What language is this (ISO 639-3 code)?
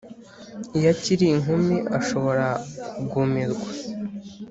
kin